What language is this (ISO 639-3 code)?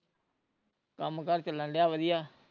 pan